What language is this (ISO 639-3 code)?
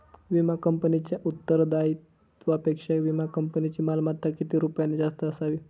mar